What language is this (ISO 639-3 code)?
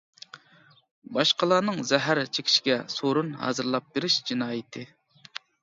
uig